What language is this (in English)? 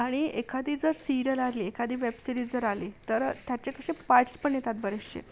Marathi